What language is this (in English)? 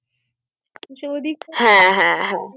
Bangla